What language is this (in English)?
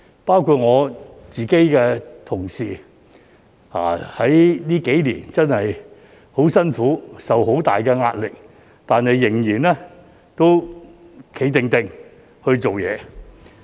Cantonese